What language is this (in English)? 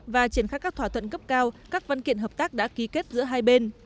Vietnamese